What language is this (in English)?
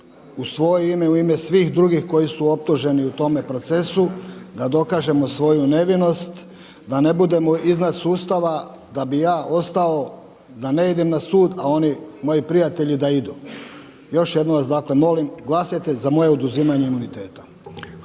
Croatian